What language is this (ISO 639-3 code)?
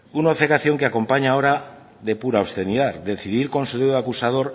spa